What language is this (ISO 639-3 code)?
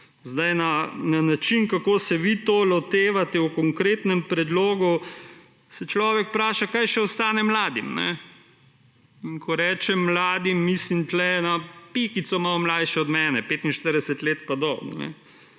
slv